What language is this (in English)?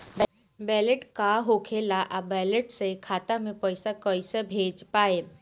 Bhojpuri